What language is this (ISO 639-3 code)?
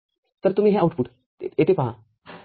mar